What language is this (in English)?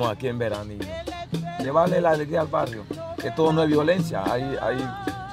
Spanish